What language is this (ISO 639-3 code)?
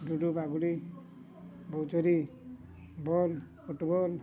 ori